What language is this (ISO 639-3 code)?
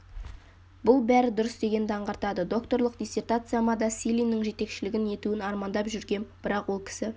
kaz